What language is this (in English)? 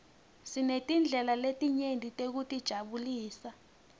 Swati